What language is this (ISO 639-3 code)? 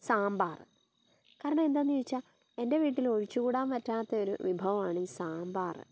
mal